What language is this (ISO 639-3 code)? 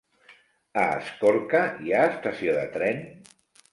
cat